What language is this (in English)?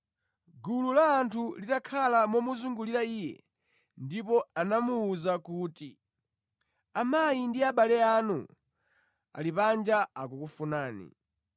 Nyanja